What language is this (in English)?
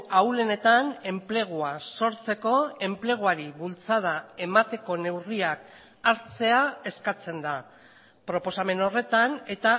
Basque